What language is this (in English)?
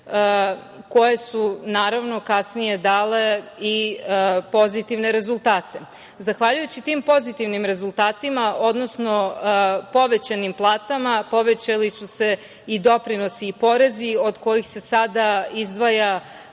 Serbian